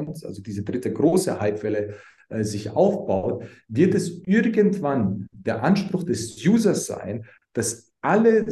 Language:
German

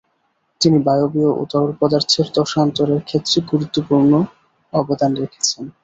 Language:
Bangla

